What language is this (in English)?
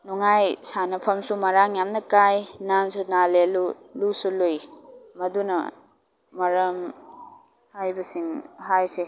Manipuri